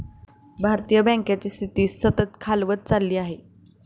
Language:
Marathi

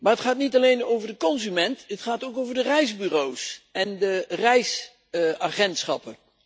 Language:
Dutch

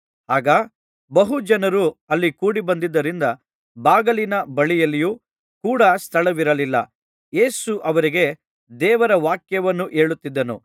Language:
Kannada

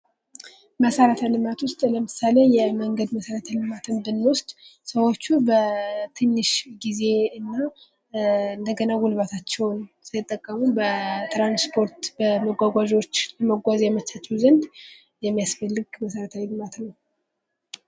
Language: Amharic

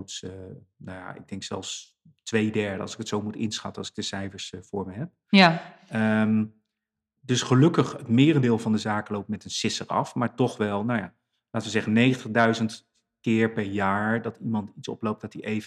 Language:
Dutch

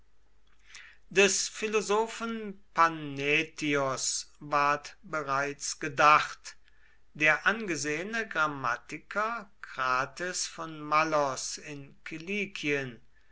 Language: German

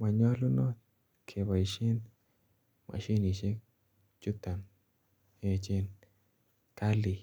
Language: Kalenjin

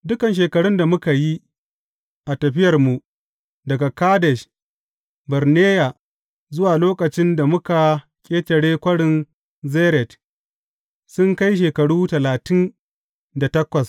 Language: Hausa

